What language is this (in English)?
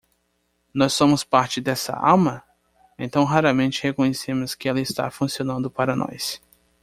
Portuguese